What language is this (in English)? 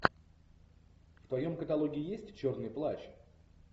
Russian